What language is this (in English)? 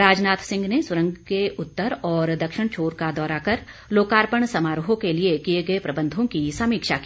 Hindi